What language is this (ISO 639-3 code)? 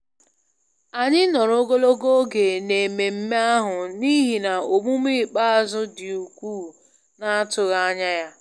ibo